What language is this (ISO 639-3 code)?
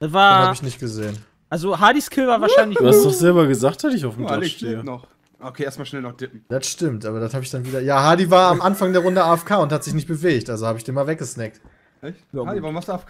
deu